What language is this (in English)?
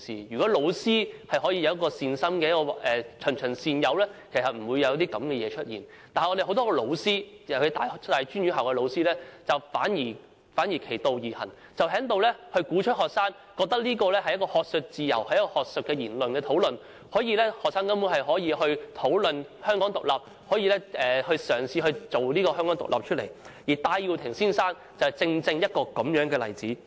Cantonese